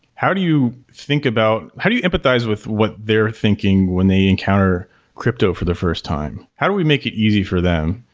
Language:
English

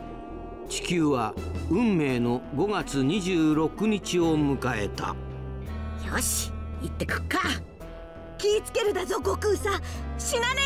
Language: Japanese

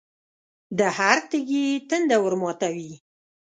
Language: Pashto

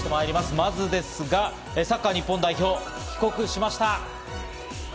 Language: Japanese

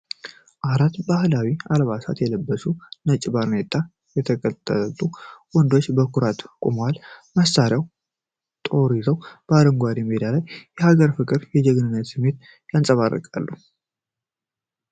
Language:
Amharic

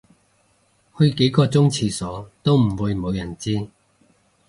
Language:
Cantonese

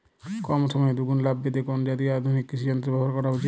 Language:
Bangla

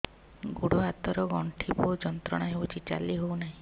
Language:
Odia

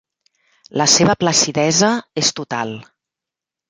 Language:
Catalan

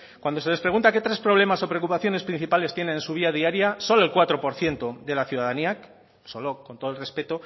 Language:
Spanish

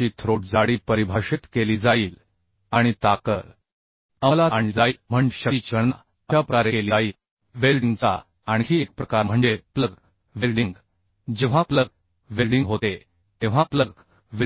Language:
Marathi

